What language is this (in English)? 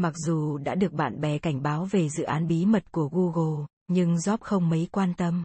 Vietnamese